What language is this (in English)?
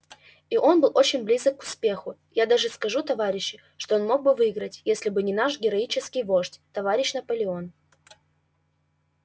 Russian